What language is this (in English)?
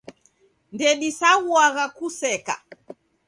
Taita